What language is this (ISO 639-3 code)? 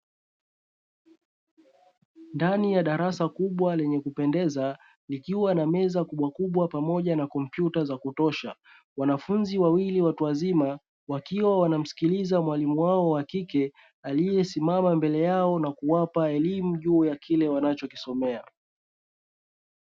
swa